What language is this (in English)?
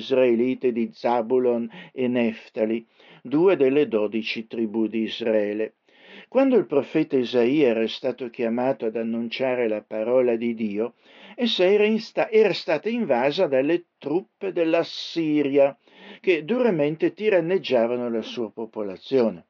Italian